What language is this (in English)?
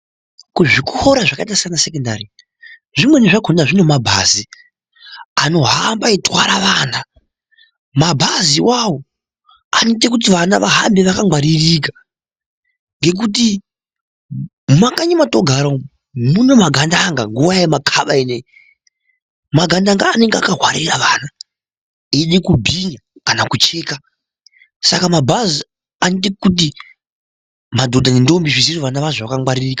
Ndau